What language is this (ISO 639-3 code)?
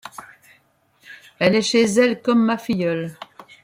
fra